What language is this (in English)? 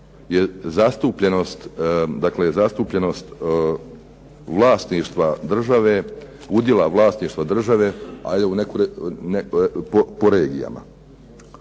Croatian